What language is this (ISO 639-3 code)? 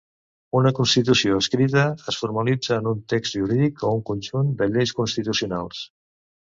cat